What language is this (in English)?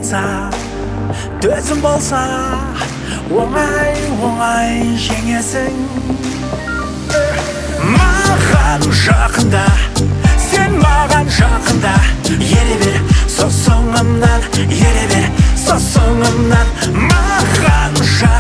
Korean